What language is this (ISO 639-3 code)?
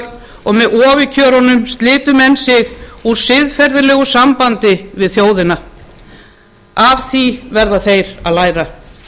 isl